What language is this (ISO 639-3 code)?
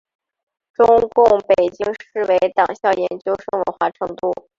zho